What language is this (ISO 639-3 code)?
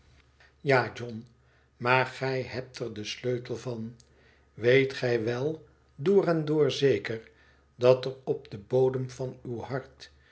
nld